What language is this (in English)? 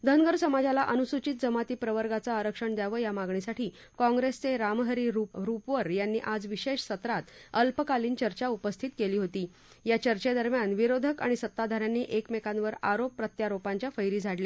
Marathi